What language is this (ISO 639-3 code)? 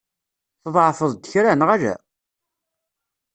kab